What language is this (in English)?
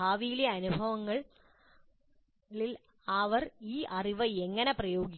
Malayalam